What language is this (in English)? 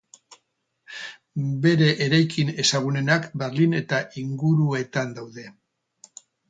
Basque